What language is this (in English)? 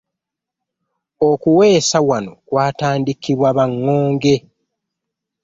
Ganda